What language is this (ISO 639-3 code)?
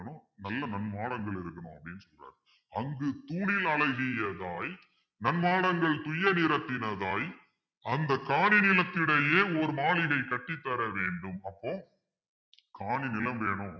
tam